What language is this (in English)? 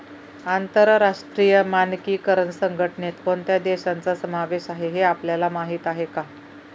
Marathi